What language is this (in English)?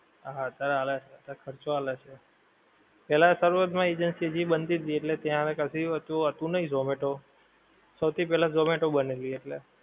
Gujarati